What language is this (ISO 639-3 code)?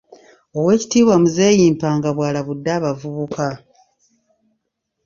lug